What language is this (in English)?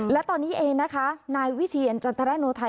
Thai